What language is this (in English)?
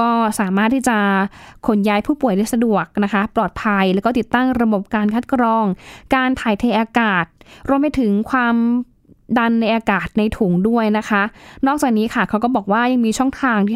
Thai